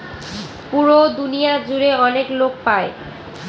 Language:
Bangla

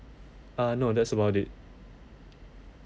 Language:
English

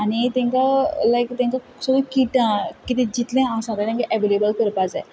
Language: Konkani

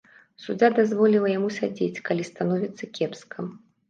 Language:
Belarusian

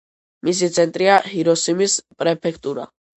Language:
Georgian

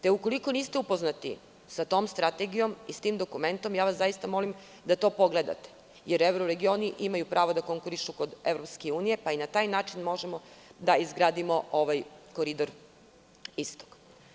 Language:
Serbian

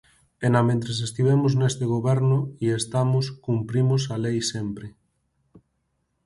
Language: Galician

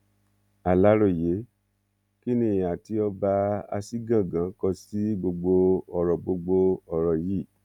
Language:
Yoruba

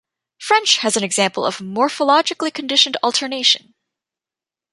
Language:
English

